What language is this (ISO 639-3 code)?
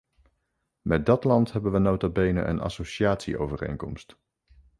nld